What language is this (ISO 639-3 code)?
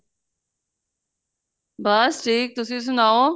pan